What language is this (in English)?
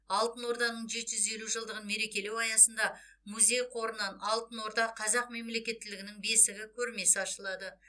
Kazakh